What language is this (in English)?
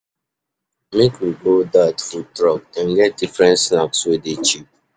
Nigerian Pidgin